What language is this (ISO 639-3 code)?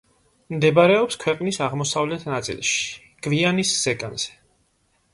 kat